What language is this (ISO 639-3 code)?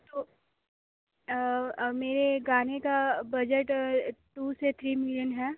hin